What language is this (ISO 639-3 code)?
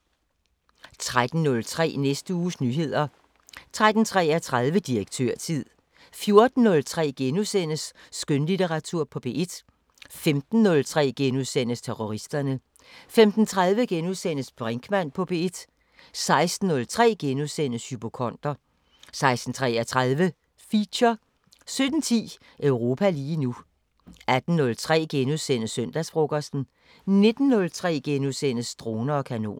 dan